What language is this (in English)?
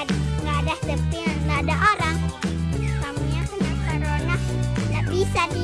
Indonesian